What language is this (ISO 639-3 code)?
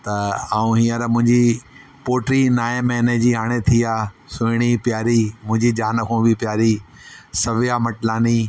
snd